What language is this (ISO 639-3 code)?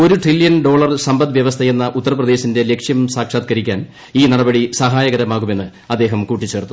mal